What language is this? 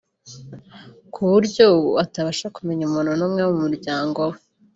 Kinyarwanda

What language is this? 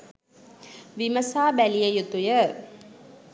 Sinhala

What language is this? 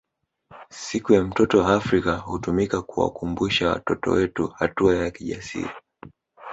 Swahili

